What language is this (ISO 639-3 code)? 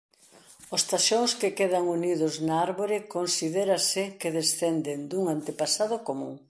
glg